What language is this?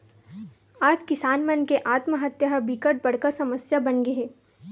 Chhattisgarhi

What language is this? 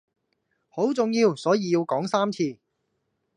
Cantonese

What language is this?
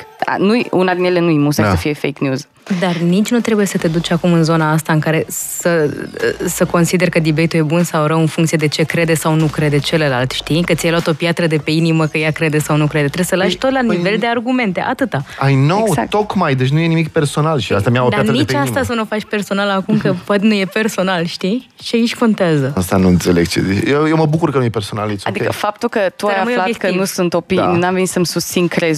Romanian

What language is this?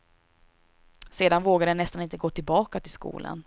Swedish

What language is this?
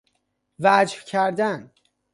Persian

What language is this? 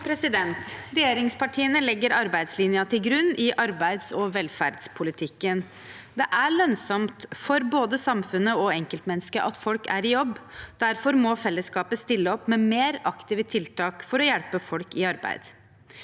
Norwegian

